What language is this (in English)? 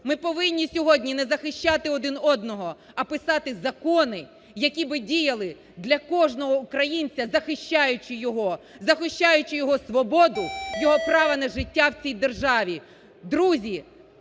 Ukrainian